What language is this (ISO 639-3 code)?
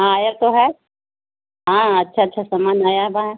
urd